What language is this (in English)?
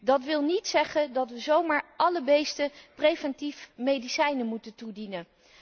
Dutch